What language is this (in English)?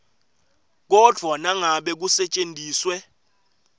Swati